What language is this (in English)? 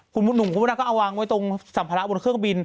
Thai